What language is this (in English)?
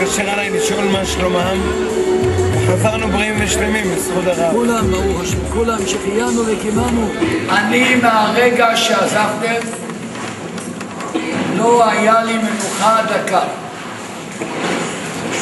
Hebrew